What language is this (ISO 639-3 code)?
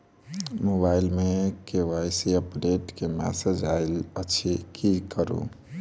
mai